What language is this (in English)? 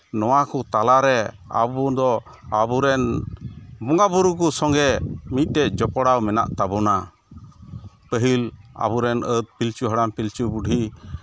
Santali